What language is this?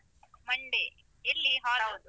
Kannada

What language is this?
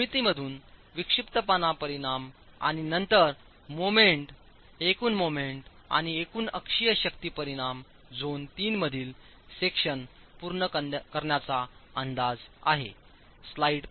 Marathi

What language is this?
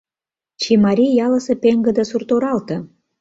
Mari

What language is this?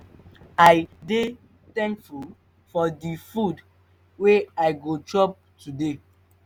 Nigerian Pidgin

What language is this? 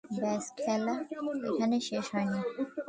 Bangla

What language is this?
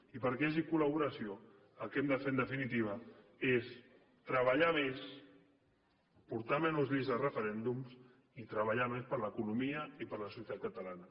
Catalan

